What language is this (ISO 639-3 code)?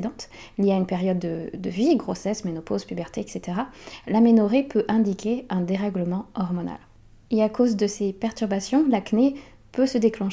fra